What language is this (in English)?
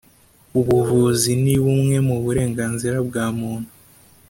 Kinyarwanda